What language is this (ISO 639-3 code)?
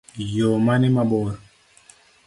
luo